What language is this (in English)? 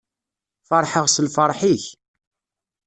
Kabyle